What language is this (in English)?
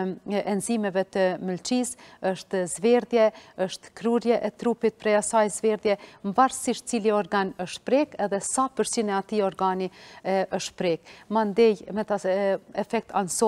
Romanian